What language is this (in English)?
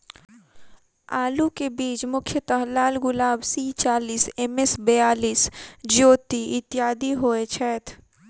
Maithili